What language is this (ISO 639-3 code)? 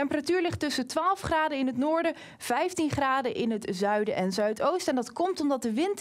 nld